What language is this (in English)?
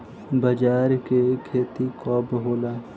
Bhojpuri